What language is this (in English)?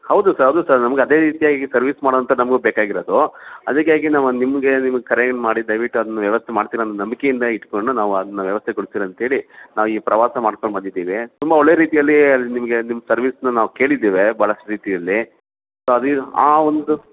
Kannada